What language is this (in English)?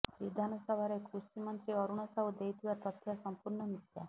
Odia